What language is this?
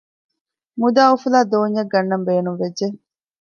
Divehi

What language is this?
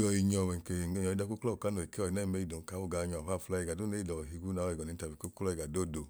Idoma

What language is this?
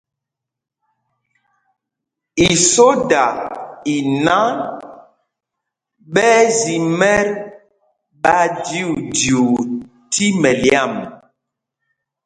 Mpumpong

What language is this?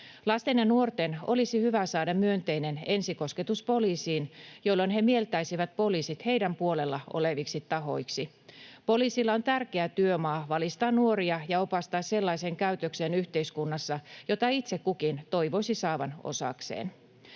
Finnish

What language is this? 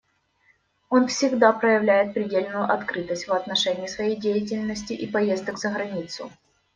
Russian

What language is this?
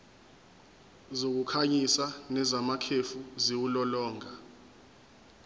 Zulu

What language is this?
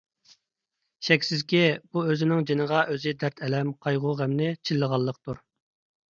Uyghur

